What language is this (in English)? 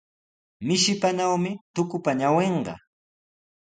Sihuas Ancash Quechua